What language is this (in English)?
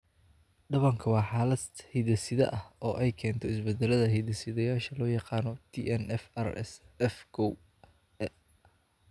Somali